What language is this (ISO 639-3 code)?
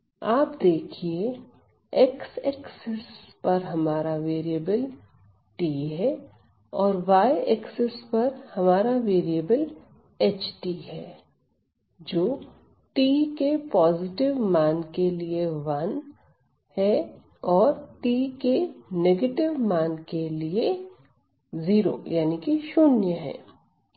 hin